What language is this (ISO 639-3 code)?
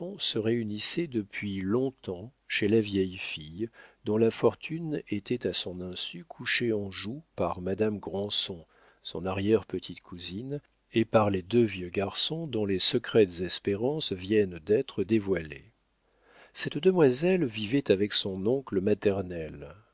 fra